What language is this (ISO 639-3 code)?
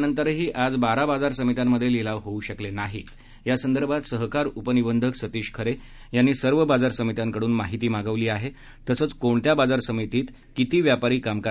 mar